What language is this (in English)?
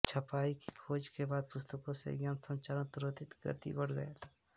Hindi